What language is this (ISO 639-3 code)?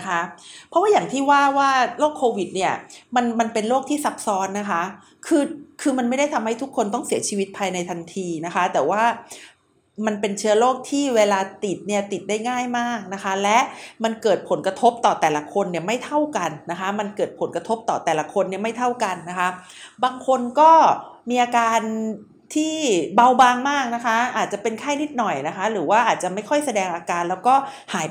tha